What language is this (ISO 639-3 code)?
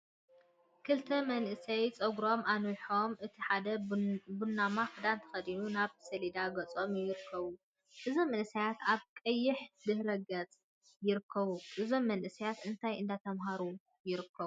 tir